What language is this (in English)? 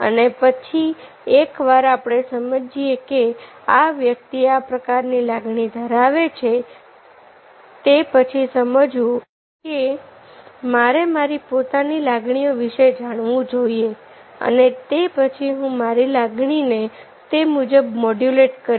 Gujarati